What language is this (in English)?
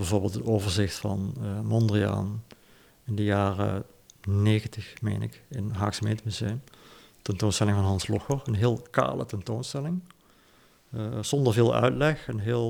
Dutch